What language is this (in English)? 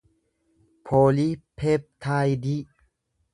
Oromo